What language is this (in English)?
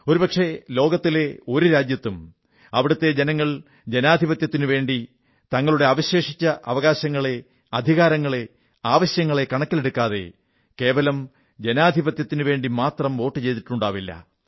Malayalam